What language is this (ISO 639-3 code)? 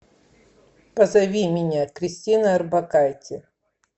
rus